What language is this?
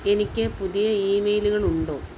Malayalam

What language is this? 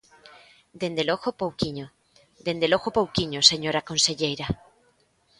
Galician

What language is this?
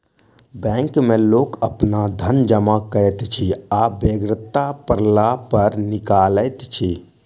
Maithili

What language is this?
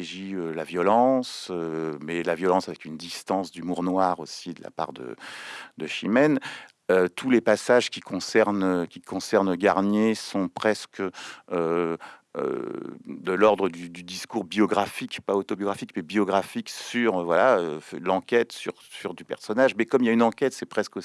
French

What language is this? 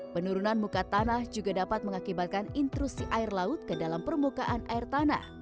Indonesian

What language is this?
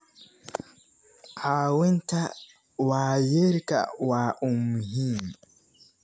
Somali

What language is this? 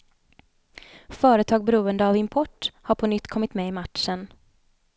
Swedish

